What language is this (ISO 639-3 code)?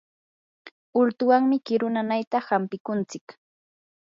qur